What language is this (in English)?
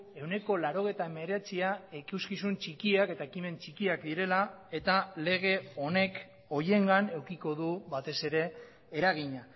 Basque